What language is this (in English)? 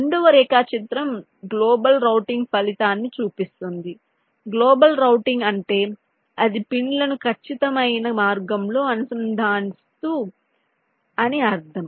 Telugu